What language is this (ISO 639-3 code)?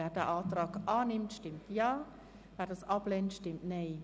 gsw